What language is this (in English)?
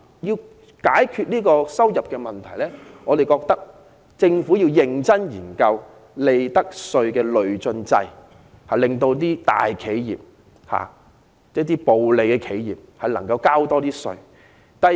Cantonese